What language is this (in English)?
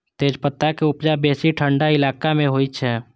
Maithili